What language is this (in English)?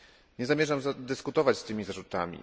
Polish